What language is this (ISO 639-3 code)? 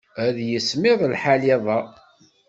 kab